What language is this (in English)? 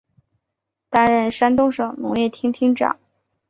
Chinese